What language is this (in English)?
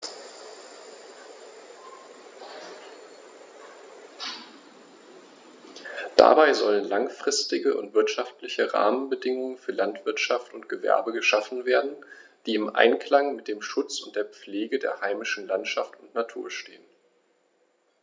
German